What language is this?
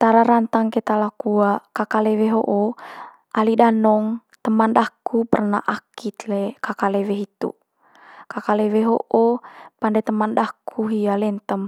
Manggarai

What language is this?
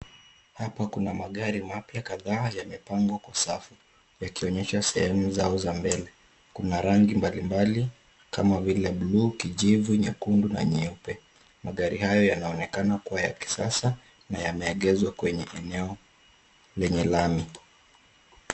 Swahili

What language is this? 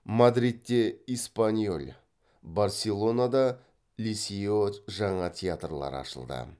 Kazakh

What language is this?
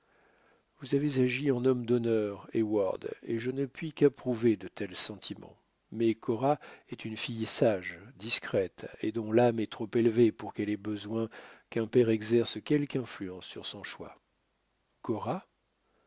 French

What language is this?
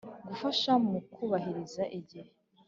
Kinyarwanda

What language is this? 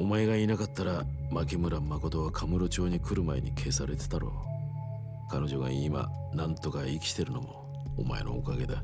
Japanese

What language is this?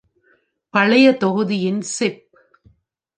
Tamil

